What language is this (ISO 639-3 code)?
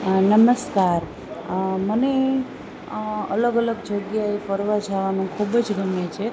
guj